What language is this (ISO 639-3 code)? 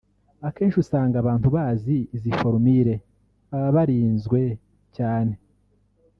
kin